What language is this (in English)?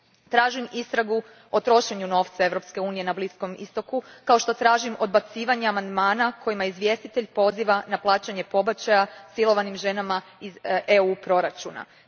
Croatian